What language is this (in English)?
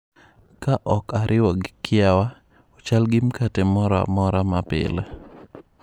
Luo (Kenya and Tanzania)